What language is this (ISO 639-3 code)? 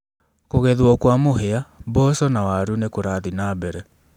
kik